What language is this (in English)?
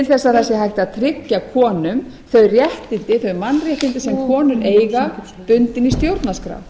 Icelandic